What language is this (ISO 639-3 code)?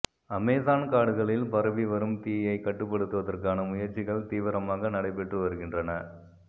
tam